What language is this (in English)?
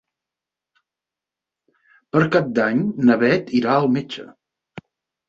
Catalan